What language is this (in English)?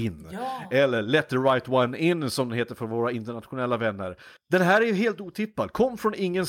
Swedish